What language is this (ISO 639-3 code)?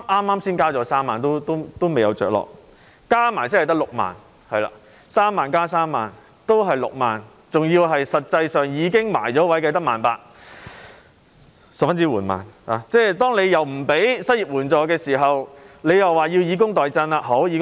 yue